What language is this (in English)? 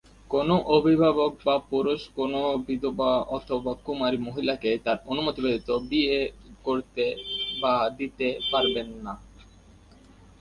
Bangla